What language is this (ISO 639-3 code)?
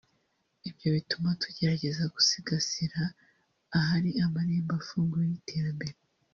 kin